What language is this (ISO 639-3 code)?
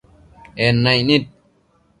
mcf